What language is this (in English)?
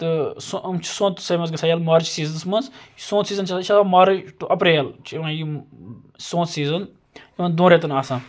Kashmiri